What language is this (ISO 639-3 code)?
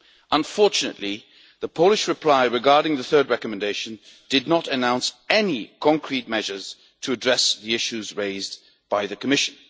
eng